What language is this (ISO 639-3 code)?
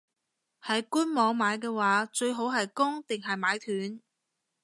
yue